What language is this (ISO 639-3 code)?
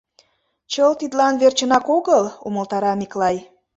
chm